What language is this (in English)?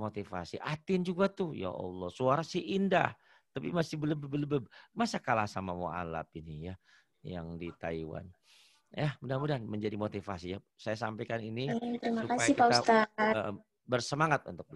Indonesian